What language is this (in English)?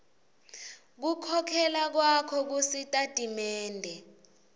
Swati